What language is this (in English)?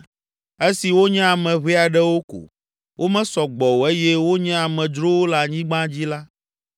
Ewe